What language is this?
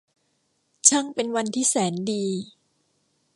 Thai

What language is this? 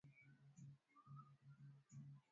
Swahili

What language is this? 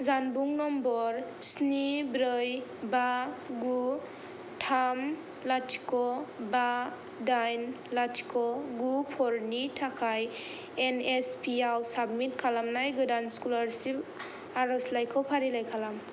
Bodo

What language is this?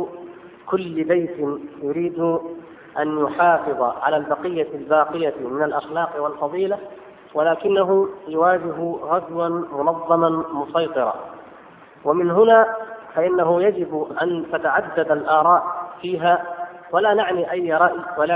Arabic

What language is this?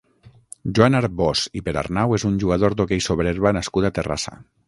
Catalan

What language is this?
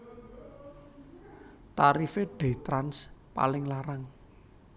Javanese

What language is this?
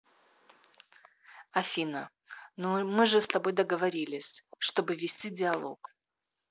Russian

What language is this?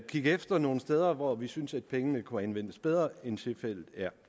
Danish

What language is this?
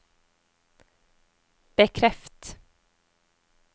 Norwegian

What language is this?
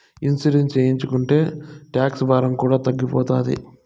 Telugu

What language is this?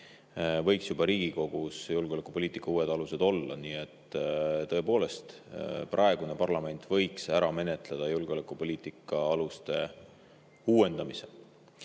Estonian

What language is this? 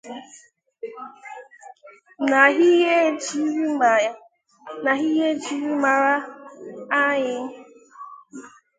Igbo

